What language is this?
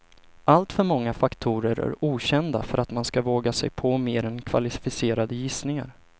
Swedish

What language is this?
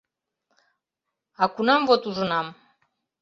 Mari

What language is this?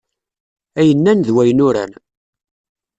Kabyle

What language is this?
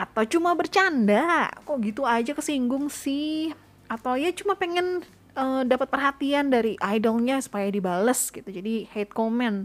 Indonesian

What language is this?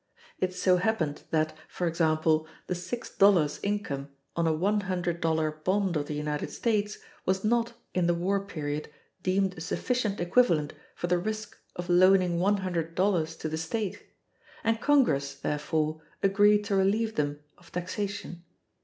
English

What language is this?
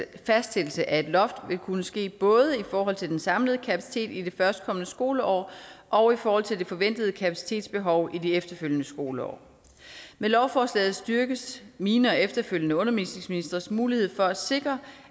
Danish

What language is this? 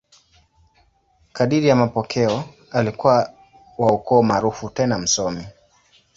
Swahili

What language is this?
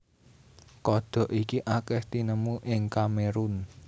Javanese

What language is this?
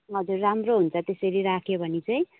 Nepali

